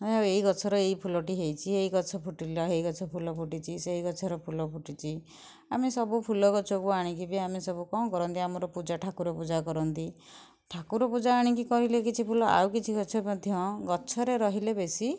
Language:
Odia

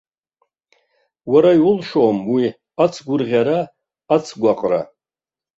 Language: Abkhazian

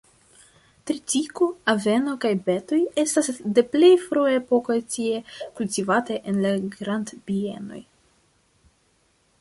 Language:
Esperanto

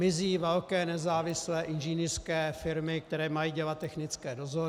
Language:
Czech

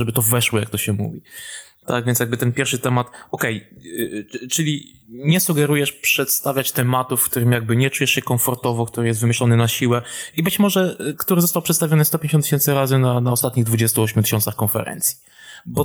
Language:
Polish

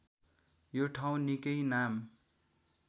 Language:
Nepali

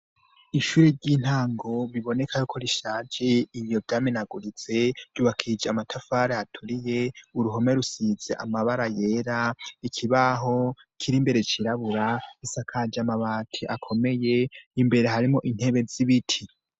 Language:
Rundi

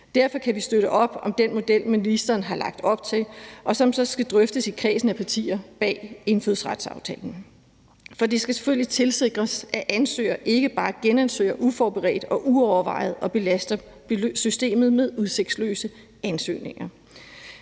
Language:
Danish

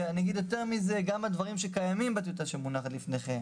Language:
Hebrew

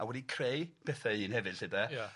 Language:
Welsh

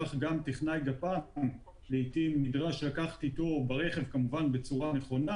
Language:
Hebrew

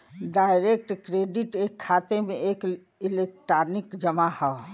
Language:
Bhojpuri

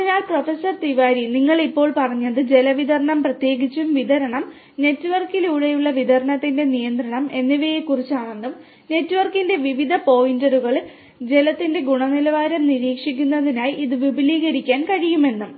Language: Malayalam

